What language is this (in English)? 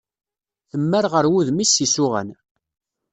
Kabyle